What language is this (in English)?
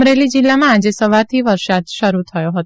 Gujarati